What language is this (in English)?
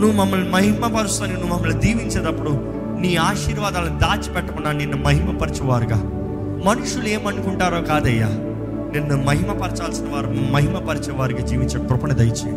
Telugu